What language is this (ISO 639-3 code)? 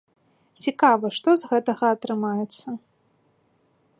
bel